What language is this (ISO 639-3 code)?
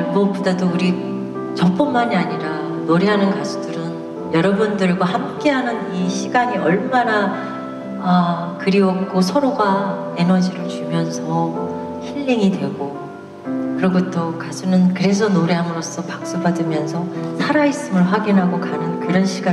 kor